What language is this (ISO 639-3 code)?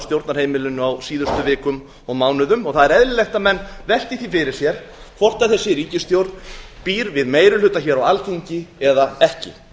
isl